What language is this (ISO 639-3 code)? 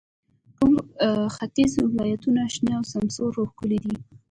pus